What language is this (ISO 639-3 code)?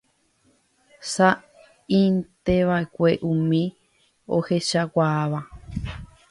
grn